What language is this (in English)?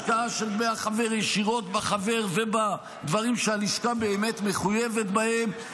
Hebrew